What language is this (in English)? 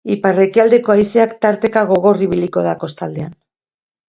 Basque